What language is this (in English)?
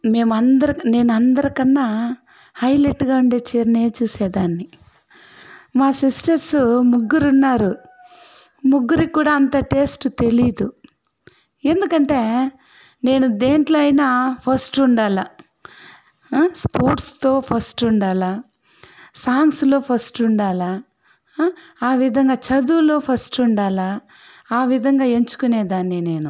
Telugu